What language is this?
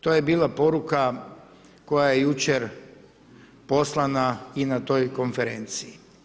Croatian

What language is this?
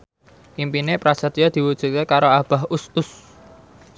Javanese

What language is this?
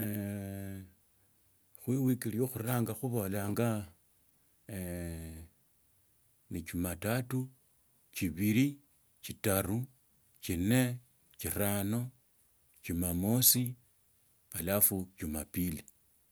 Tsotso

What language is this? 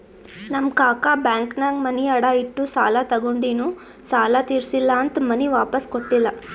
Kannada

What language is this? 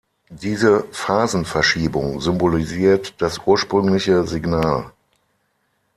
German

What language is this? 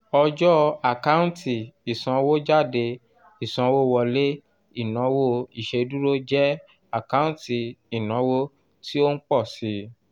Yoruba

